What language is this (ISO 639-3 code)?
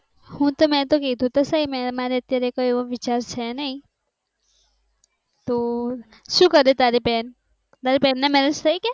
guj